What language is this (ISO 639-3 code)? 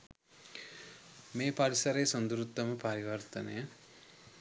sin